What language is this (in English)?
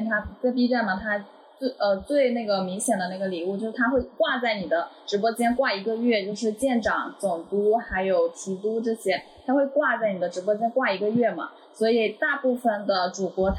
Chinese